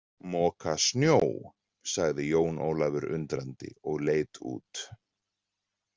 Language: Icelandic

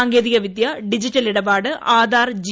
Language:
Malayalam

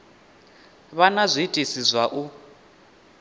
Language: Venda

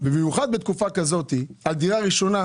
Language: Hebrew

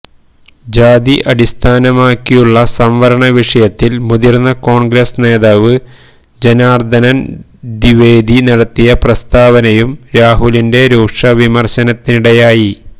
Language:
Malayalam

